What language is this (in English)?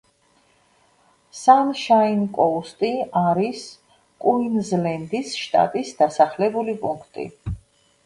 Georgian